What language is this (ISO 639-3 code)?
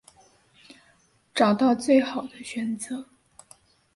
zho